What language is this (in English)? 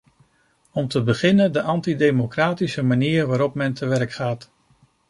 Dutch